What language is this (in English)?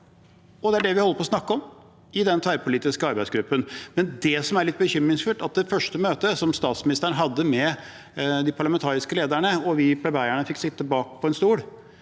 Norwegian